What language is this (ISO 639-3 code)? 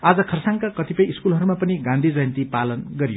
nep